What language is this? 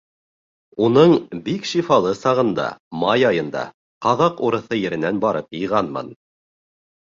Bashkir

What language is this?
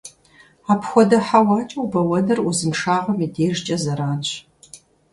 Kabardian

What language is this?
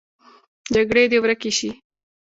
Pashto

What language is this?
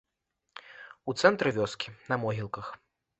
Belarusian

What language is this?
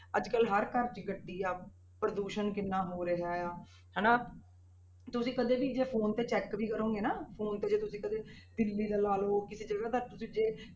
Punjabi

